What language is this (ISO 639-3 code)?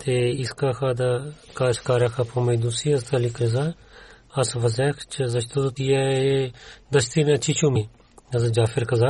bul